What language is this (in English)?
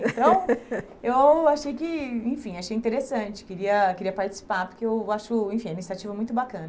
Portuguese